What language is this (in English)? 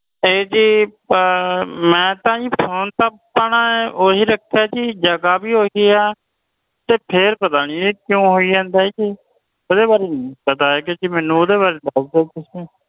Punjabi